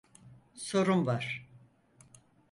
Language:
Turkish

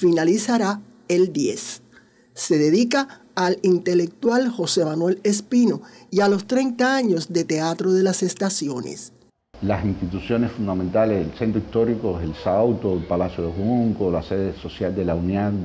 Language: Spanish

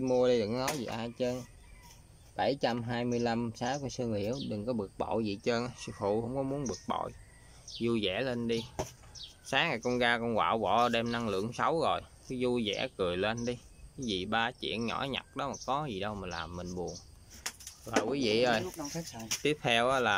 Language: Vietnamese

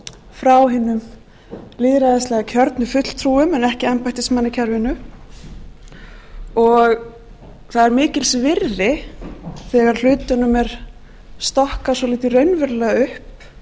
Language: Icelandic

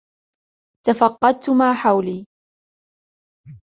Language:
Arabic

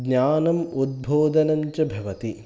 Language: Sanskrit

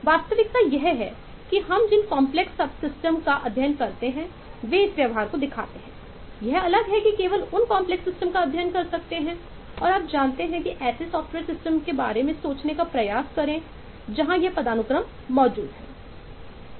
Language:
Hindi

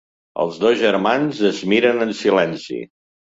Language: Catalan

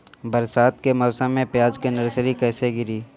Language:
Bhojpuri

